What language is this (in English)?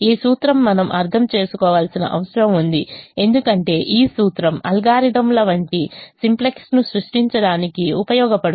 Telugu